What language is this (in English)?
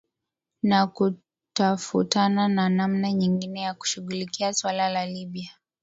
Swahili